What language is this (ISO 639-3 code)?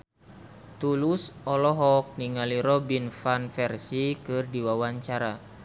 sun